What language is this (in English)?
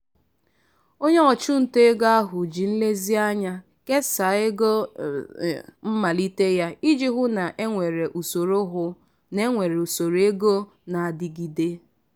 Igbo